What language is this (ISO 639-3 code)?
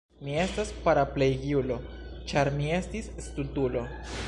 epo